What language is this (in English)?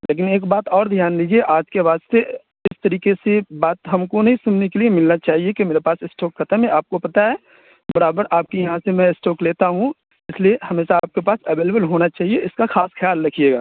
Urdu